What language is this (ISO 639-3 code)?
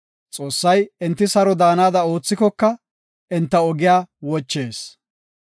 gof